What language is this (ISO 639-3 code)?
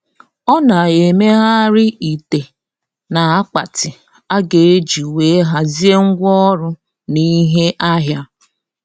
ibo